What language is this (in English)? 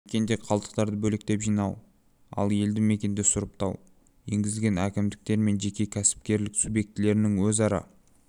Kazakh